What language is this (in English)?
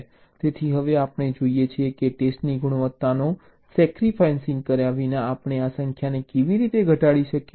Gujarati